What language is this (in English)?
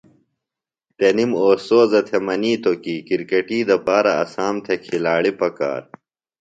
Phalura